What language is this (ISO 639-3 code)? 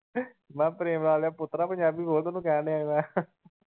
pan